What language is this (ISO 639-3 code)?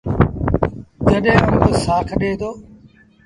sbn